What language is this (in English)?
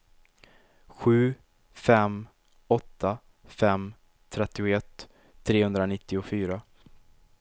Swedish